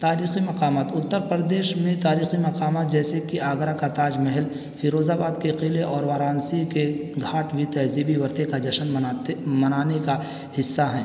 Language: Urdu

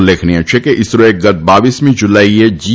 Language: Gujarati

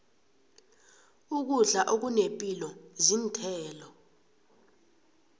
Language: South Ndebele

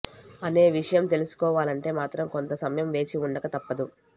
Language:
Telugu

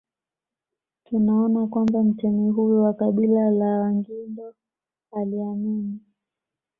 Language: Swahili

